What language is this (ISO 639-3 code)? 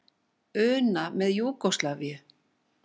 isl